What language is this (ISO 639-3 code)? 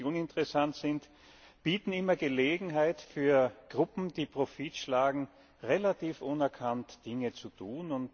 deu